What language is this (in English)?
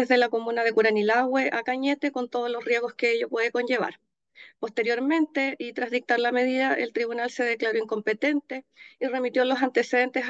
Spanish